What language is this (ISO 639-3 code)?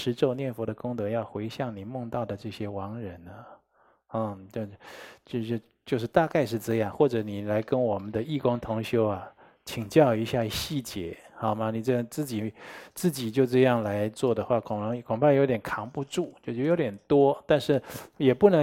zho